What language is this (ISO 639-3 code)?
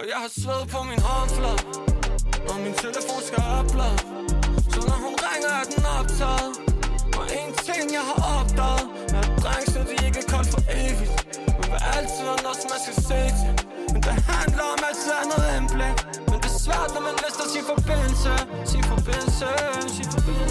dan